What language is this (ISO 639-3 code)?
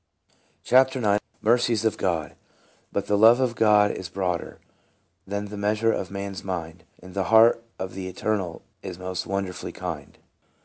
eng